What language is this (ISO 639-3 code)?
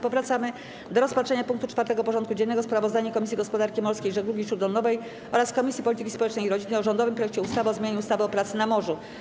pol